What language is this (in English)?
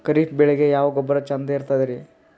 Kannada